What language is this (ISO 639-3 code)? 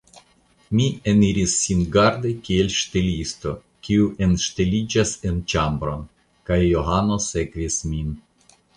epo